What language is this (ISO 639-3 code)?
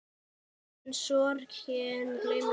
isl